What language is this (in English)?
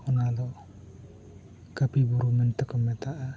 Santali